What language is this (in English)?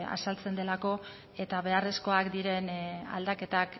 Basque